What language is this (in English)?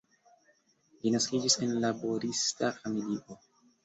Esperanto